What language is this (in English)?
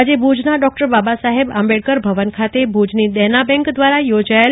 Gujarati